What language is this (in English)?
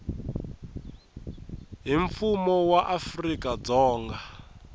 Tsonga